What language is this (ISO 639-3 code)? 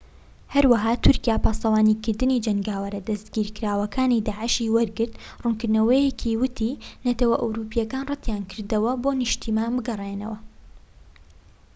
ckb